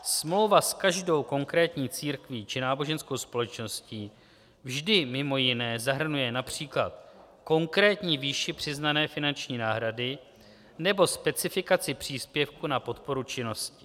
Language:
Czech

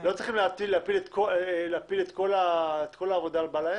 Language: Hebrew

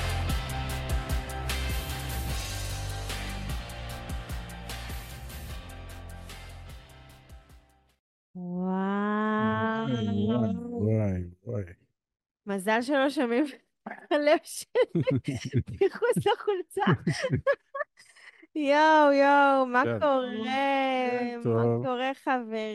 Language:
Hebrew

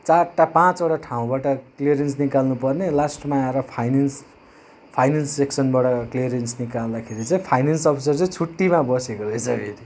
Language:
Nepali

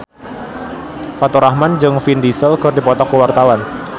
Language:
Sundanese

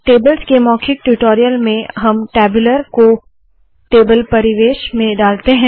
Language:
Hindi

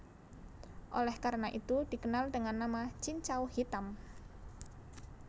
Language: Javanese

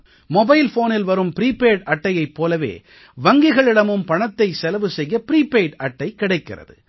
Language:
Tamil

